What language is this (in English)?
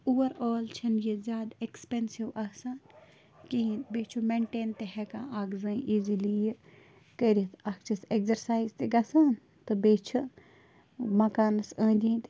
Kashmiri